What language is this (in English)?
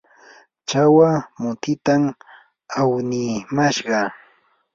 Yanahuanca Pasco Quechua